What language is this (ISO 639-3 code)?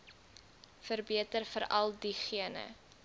afr